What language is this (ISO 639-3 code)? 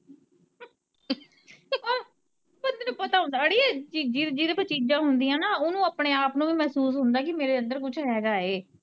pan